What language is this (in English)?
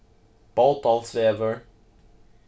Faroese